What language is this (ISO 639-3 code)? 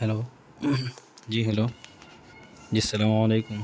urd